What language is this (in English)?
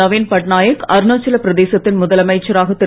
Tamil